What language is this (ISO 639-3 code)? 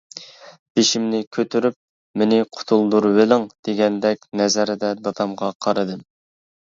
uig